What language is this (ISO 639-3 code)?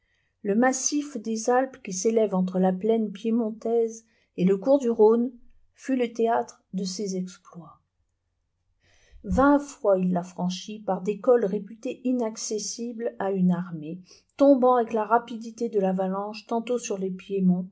fra